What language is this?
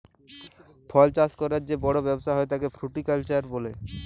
Bangla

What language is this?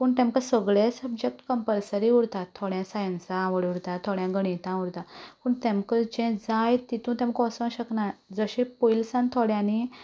Konkani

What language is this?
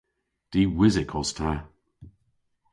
Cornish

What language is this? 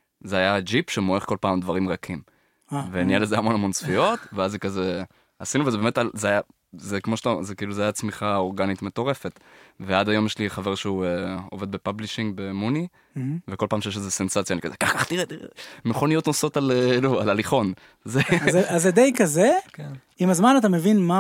Hebrew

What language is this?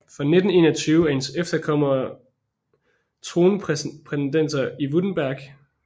Danish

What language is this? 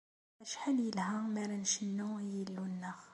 Kabyle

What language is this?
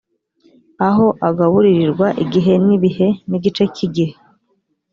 Kinyarwanda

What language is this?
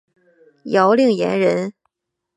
Chinese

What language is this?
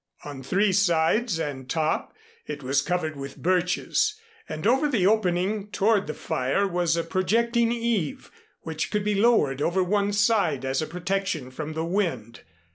English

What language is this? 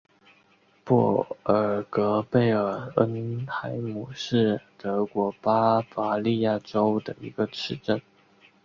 Chinese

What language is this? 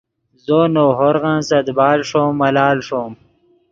Yidgha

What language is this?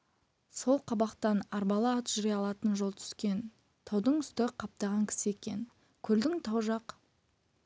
Kazakh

